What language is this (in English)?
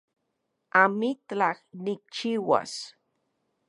Central Puebla Nahuatl